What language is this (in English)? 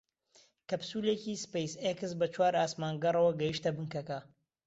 Central Kurdish